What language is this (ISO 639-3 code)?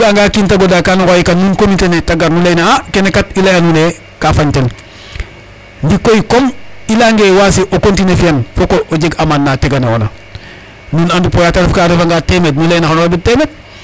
srr